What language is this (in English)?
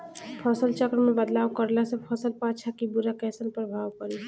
Bhojpuri